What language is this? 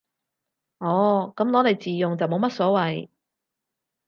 Cantonese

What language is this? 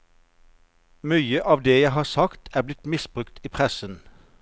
Norwegian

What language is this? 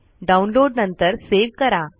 Marathi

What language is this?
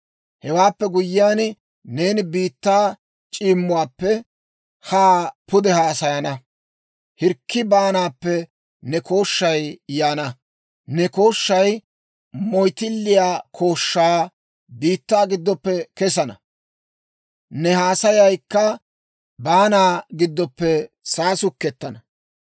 Dawro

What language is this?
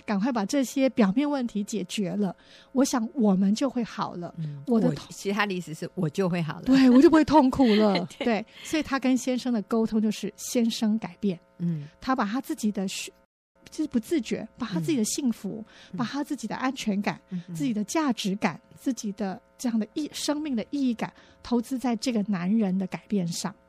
Chinese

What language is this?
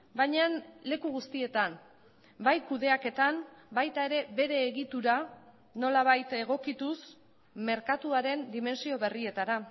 Basque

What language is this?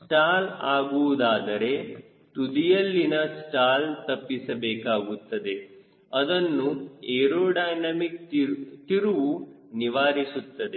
Kannada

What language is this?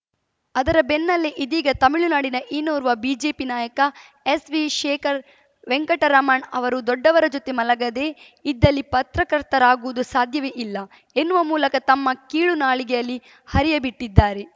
Kannada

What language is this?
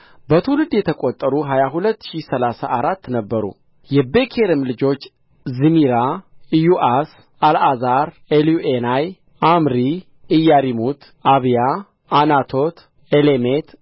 Amharic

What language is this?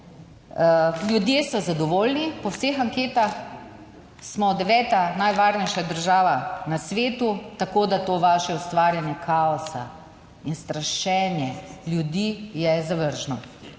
Slovenian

